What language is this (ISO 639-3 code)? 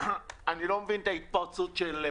heb